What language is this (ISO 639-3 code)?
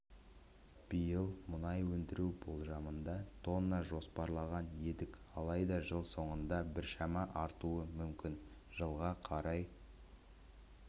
kaz